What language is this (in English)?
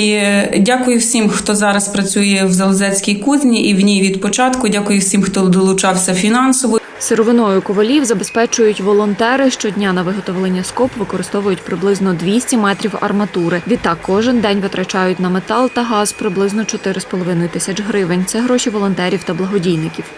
Ukrainian